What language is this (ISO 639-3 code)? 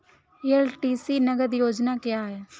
hin